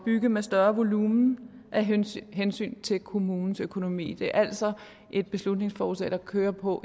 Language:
Danish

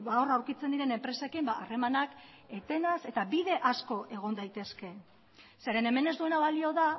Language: Basque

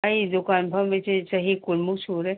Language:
Manipuri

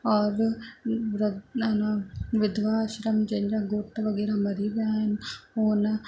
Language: Sindhi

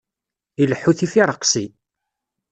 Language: Kabyle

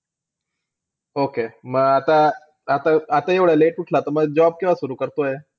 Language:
Marathi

